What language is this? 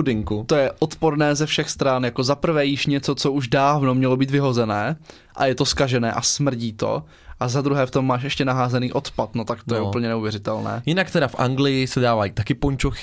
Czech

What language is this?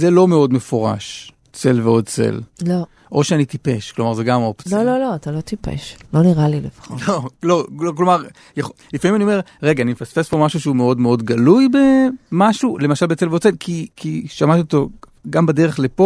Hebrew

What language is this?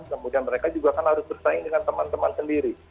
Indonesian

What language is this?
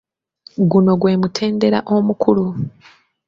Ganda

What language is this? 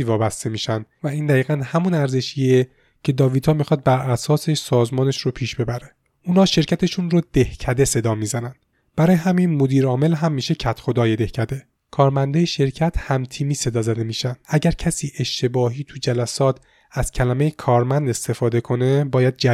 Persian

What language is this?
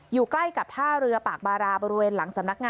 Thai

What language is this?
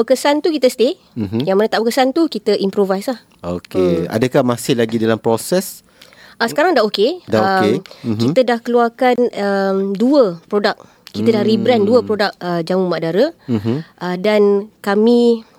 Malay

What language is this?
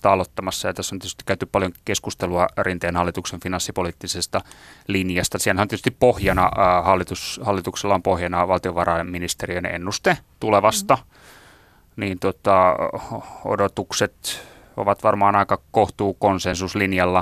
Finnish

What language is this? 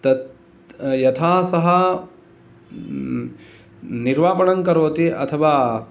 Sanskrit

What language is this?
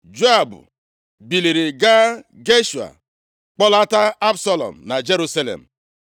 Igbo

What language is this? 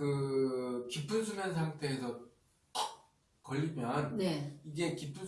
Korean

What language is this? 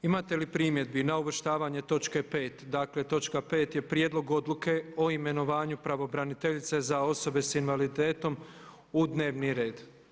Croatian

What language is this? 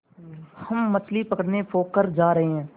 Hindi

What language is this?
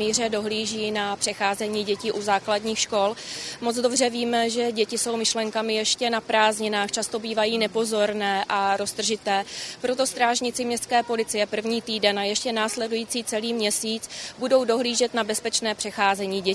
Czech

